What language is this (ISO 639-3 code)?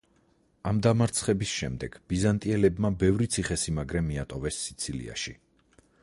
kat